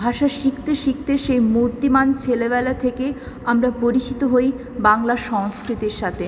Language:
Bangla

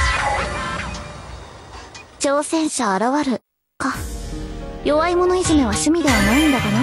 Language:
Japanese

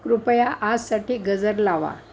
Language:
Marathi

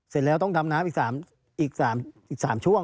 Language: Thai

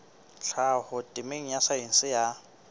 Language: Southern Sotho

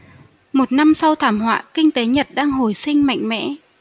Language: Vietnamese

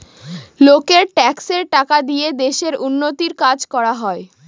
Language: Bangla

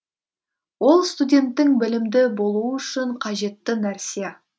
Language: Kazakh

